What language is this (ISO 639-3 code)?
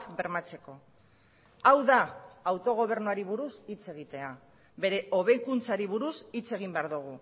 eus